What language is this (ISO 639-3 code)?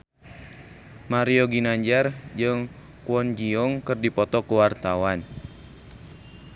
sun